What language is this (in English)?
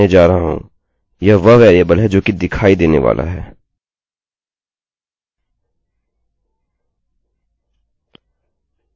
Hindi